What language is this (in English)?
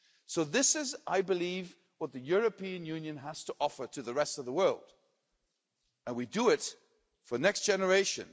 English